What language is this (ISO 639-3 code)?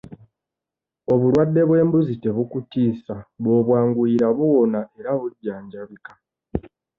lug